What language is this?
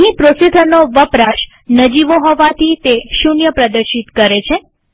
Gujarati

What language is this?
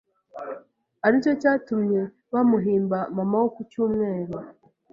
Kinyarwanda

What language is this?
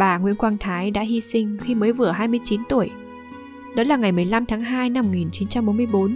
Vietnamese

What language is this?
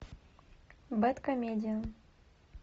Russian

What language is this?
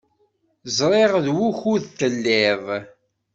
Kabyle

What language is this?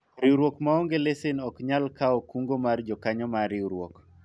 Luo (Kenya and Tanzania)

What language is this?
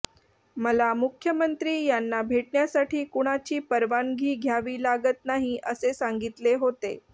Marathi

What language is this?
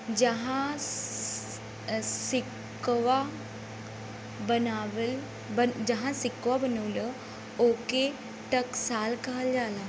Bhojpuri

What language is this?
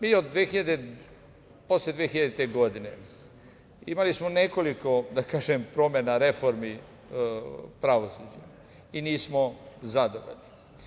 Serbian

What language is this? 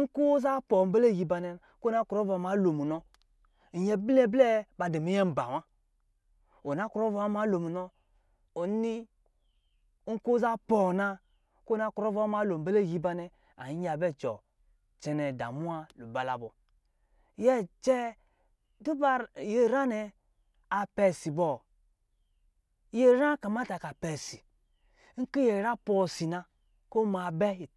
Lijili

